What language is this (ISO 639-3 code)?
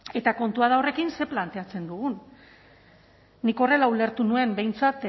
eus